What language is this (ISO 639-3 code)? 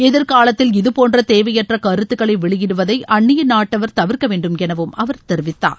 tam